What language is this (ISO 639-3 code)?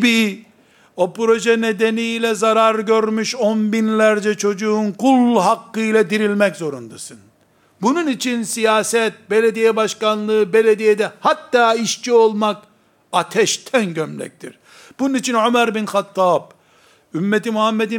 tur